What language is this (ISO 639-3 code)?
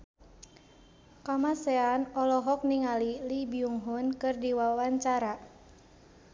sun